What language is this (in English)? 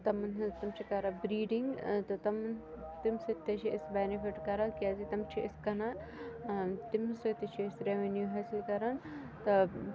Kashmiri